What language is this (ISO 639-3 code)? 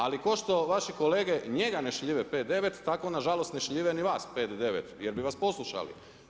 hrv